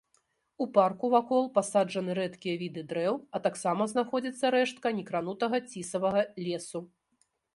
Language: Belarusian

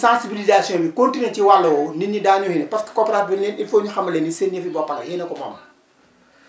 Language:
Wolof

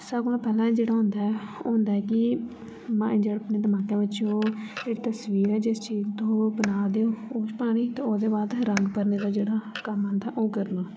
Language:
Dogri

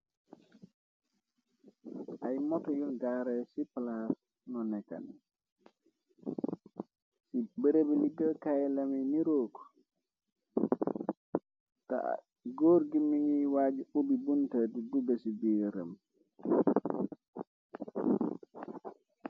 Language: Wolof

